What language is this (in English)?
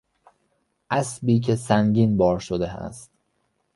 Persian